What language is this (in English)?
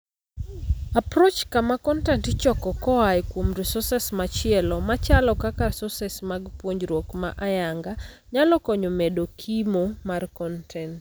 Luo (Kenya and Tanzania)